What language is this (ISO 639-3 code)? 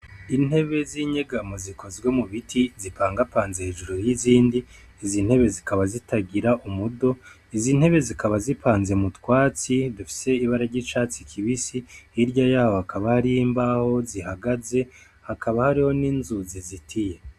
run